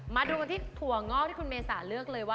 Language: Thai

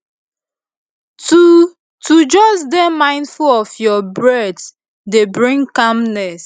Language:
Nigerian Pidgin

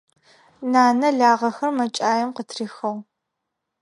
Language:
Adyghe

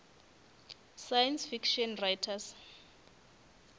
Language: Northern Sotho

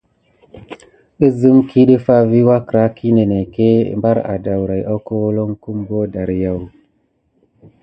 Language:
Gidar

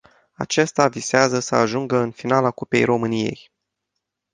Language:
Romanian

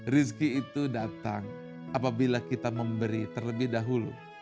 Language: Indonesian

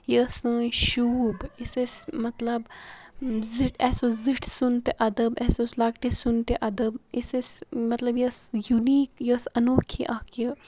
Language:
Kashmiri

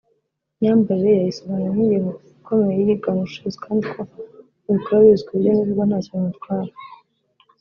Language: Kinyarwanda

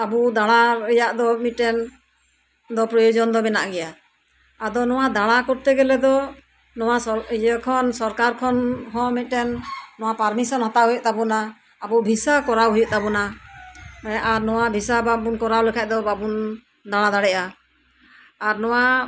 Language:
Santali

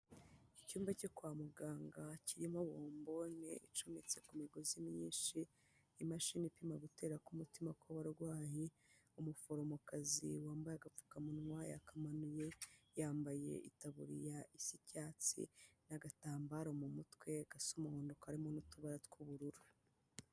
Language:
Kinyarwanda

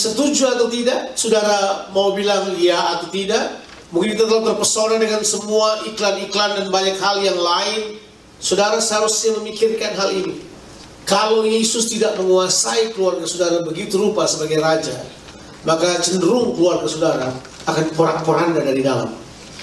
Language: Indonesian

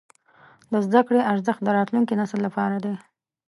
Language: Pashto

